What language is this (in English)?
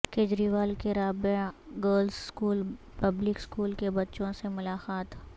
Urdu